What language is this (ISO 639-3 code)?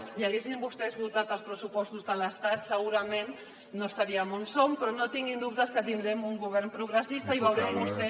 cat